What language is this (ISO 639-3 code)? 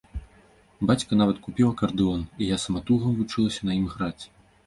bel